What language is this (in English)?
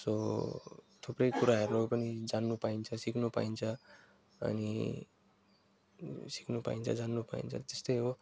Nepali